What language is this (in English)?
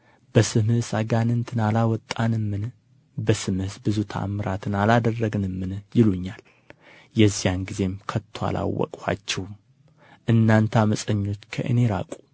Amharic